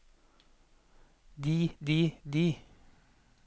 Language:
Norwegian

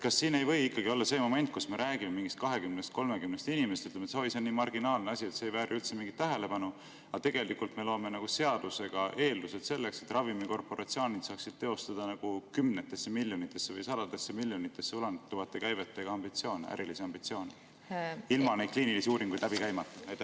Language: Estonian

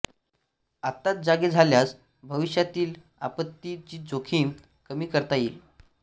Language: Marathi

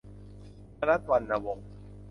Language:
Thai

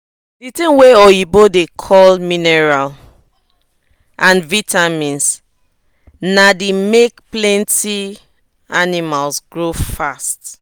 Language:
Nigerian Pidgin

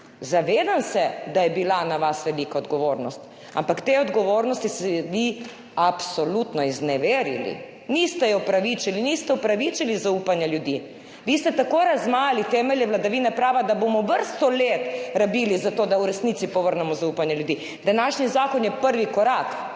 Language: Slovenian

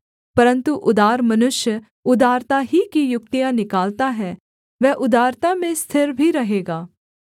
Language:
Hindi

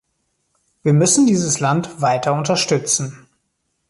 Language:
German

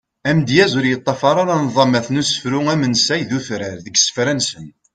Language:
Kabyle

